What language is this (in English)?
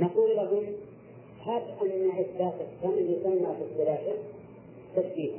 Arabic